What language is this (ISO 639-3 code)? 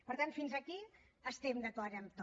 cat